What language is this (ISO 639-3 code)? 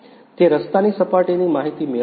guj